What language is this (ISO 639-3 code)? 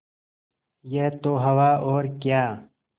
hin